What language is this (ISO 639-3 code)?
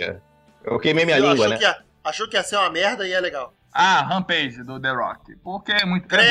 por